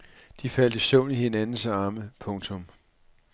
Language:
Danish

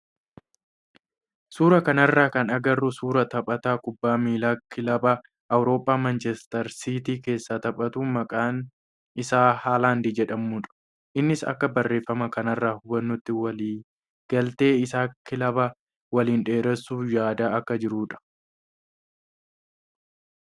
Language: Oromo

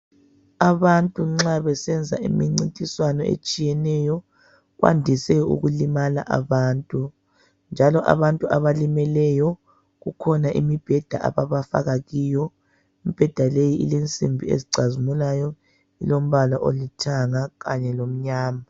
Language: North Ndebele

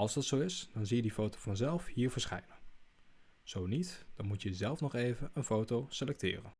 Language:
Dutch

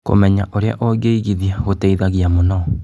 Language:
Kikuyu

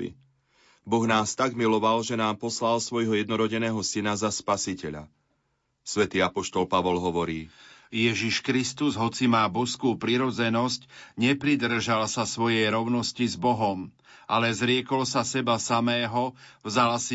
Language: Slovak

